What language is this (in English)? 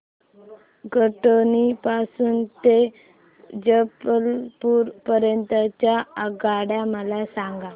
Marathi